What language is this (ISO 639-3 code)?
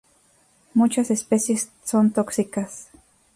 spa